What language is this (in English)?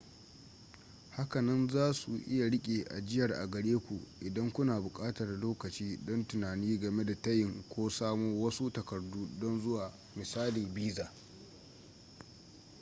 Hausa